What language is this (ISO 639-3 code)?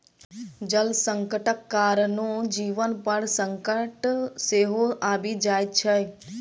mai